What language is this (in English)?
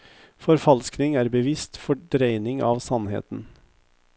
Norwegian